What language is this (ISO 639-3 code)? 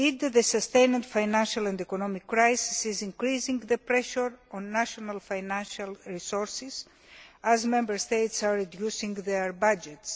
eng